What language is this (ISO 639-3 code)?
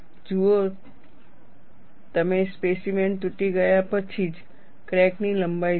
guj